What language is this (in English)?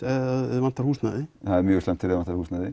Icelandic